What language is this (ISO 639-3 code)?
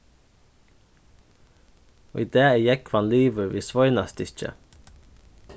fao